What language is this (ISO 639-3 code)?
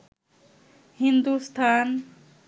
ben